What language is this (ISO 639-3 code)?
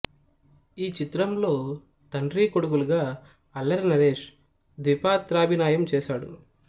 tel